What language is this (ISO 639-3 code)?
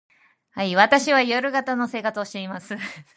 jpn